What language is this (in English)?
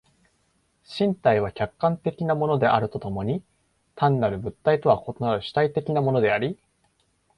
Japanese